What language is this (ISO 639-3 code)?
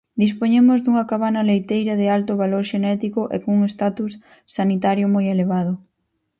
glg